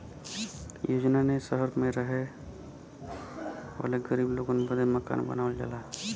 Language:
Bhojpuri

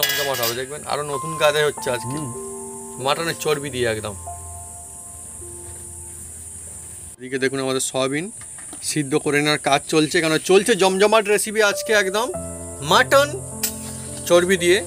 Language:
Bangla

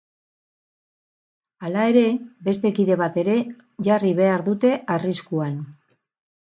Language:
Basque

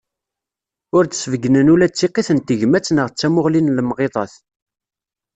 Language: Kabyle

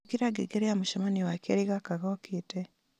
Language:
Kikuyu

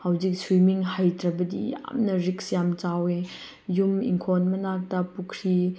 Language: Manipuri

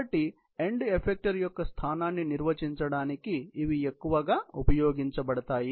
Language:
Telugu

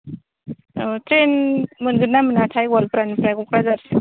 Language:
Bodo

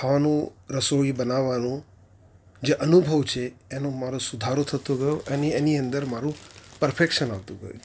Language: Gujarati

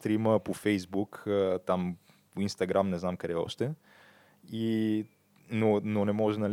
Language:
Bulgarian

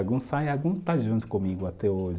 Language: Portuguese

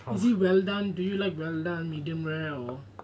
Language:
English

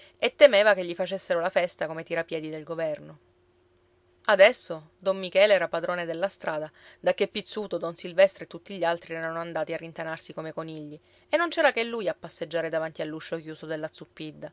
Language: Italian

